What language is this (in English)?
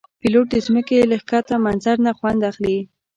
Pashto